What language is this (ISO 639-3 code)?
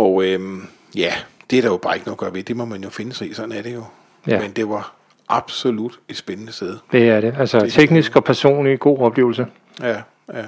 dan